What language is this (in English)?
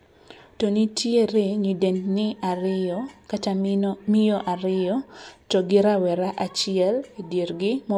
Luo (Kenya and Tanzania)